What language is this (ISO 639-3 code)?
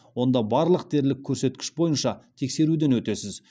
kaz